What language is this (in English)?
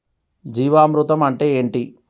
Telugu